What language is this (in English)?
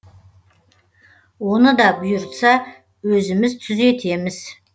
Kazakh